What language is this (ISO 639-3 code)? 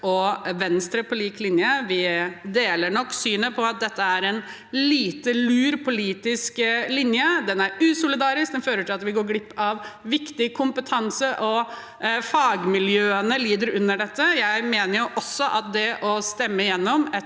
nor